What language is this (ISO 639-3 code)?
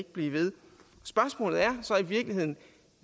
dan